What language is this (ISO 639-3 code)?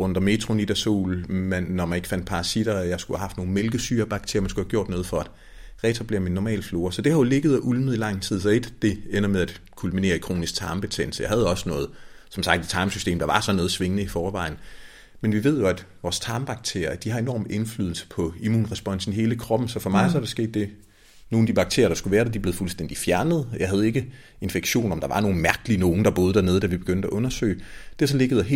dan